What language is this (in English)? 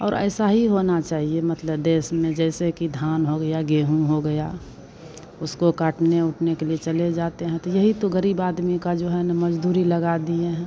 Hindi